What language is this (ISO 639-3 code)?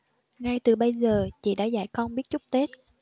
vie